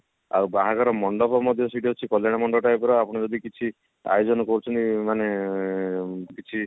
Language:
Odia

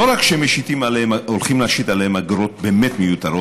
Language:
Hebrew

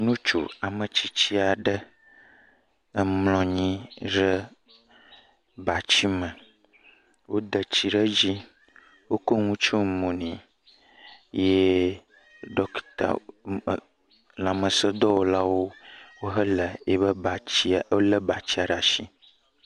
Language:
Ewe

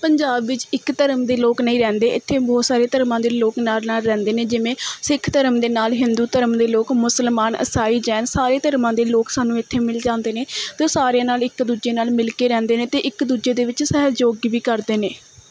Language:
Punjabi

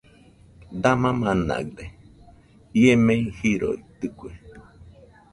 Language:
Nüpode Huitoto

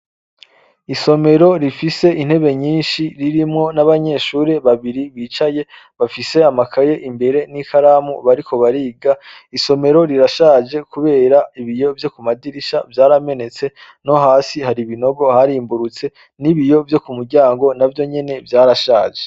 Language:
Rundi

